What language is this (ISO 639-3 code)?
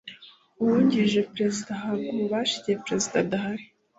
kin